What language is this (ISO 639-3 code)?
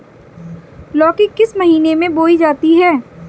hin